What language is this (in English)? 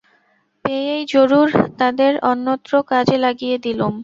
Bangla